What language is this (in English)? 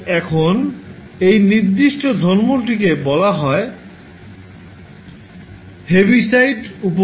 Bangla